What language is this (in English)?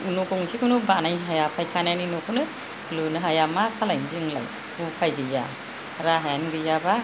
Bodo